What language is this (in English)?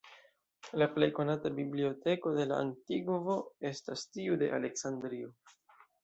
Esperanto